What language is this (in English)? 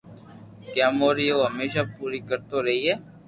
Loarki